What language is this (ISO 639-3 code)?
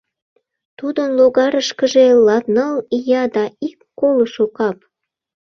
chm